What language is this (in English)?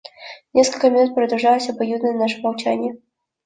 Russian